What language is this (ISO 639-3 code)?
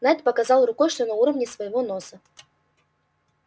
rus